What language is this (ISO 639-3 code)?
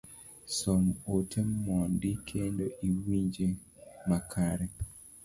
luo